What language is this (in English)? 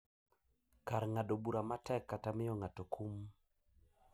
Luo (Kenya and Tanzania)